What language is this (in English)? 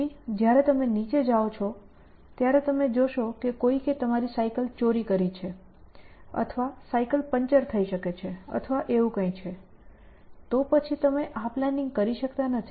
Gujarati